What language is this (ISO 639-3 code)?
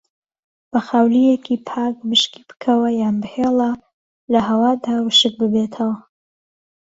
ckb